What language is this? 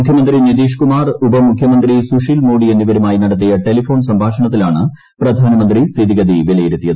Malayalam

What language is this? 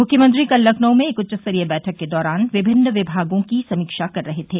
Hindi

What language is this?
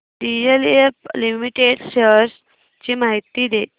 Marathi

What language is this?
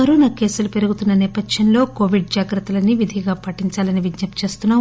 Telugu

